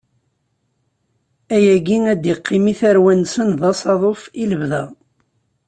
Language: Kabyle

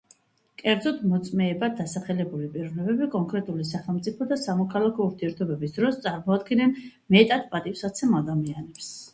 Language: Georgian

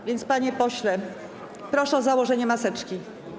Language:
Polish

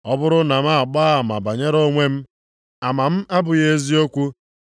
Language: Igbo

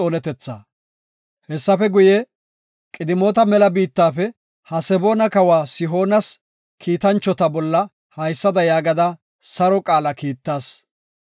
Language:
Gofa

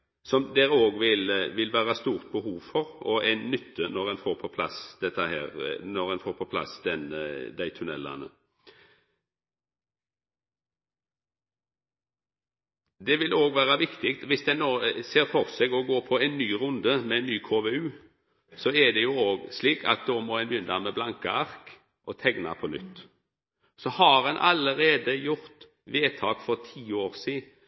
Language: Norwegian Nynorsk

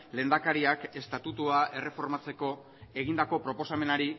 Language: Basque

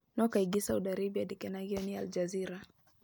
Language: Kikuyu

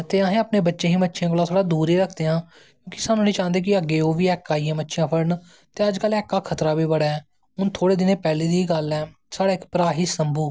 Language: Dogri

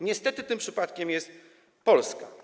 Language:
Polish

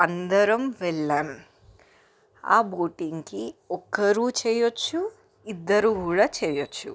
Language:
Telugu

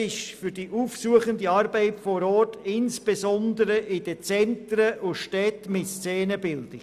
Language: Swiss German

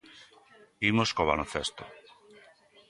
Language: Galician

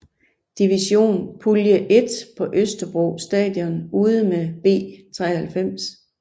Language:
Danish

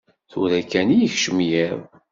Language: Kabyle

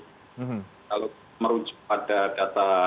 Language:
Indonesian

